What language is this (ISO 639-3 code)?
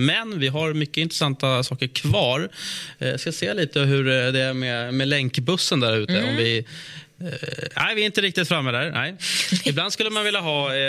swe